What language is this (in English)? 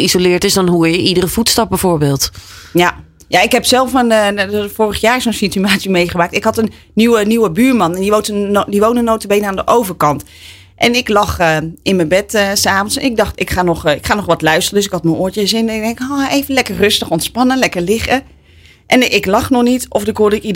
Dutch